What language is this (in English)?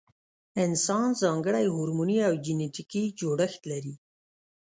Pashto